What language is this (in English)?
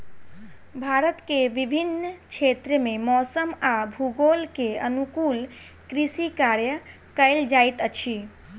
Maithili